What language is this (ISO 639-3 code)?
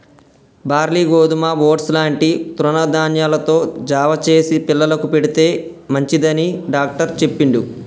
tel